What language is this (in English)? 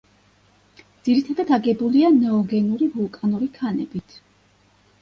Georgian